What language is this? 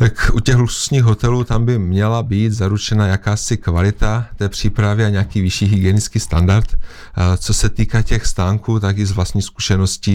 Czech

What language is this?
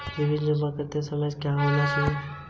Hindi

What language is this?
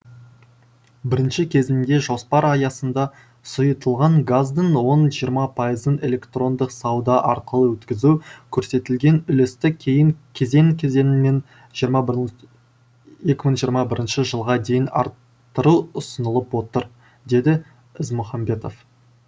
Kazakh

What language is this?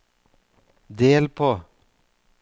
Norwegian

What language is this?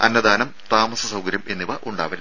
Malayalam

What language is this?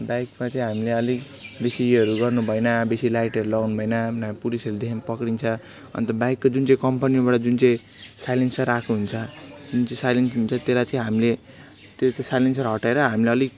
Nepali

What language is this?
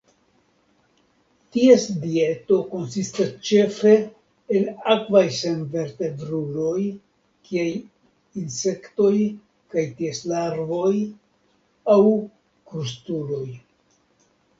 Esperanto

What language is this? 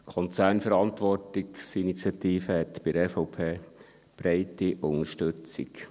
Swiss German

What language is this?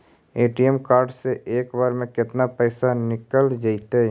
Magahi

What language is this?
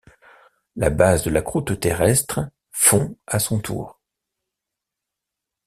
French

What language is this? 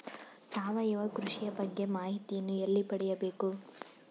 Kannada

